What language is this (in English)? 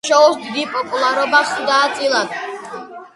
Georgian